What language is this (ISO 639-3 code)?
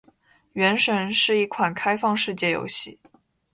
zho